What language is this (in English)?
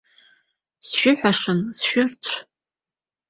Abkhazian